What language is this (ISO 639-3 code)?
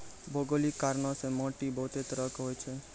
mai